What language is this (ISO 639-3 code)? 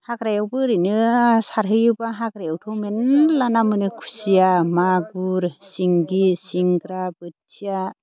brx